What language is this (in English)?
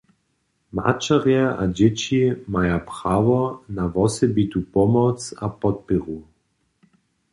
Upper Sorbian